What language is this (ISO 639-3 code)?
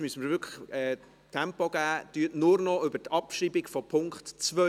gsw